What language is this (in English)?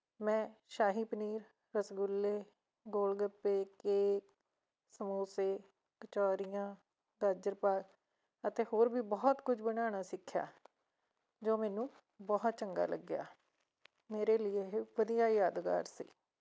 Punjabi